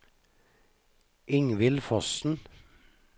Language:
Norwegian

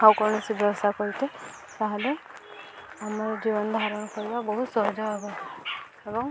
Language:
Odia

